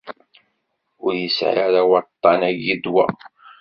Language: Kabyle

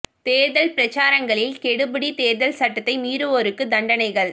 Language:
Tamil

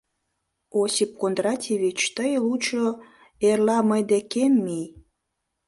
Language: Mari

